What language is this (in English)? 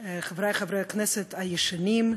Hebrew